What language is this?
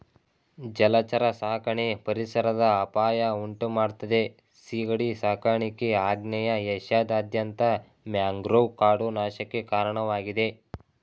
Kannada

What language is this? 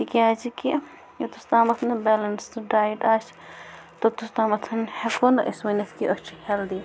Kashmiri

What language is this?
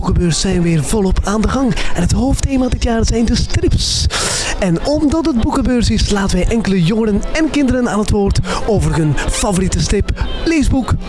Dutch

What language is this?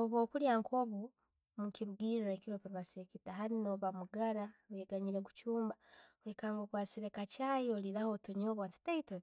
Tooro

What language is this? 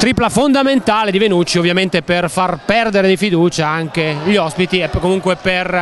Italian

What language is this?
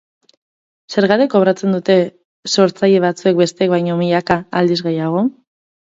Basque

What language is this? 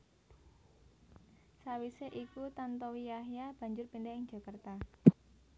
Javanese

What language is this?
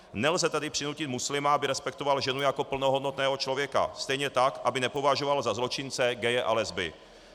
Czech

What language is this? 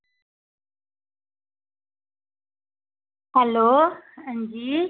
Dogri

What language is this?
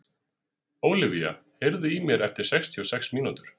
Icelandic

